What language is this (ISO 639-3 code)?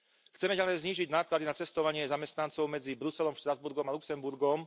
slk